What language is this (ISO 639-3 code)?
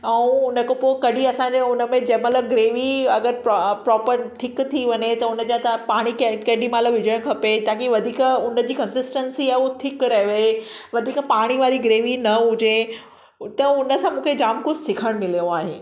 snd